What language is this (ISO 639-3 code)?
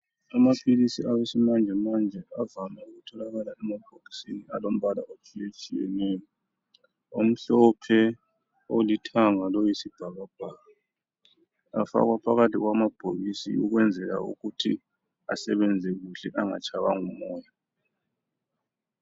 nde